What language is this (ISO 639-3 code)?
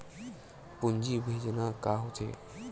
hne